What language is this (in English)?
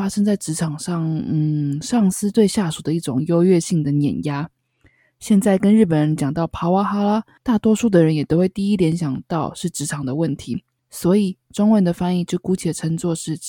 Chinese